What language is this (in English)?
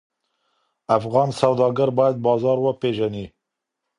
Pashto